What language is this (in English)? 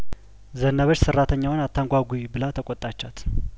Amharic